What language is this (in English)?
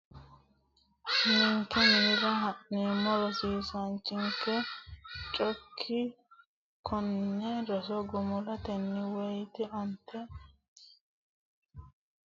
Sidamo